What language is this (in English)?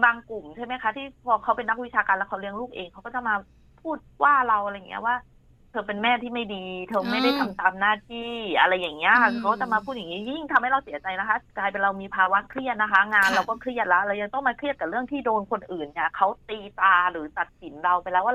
Thai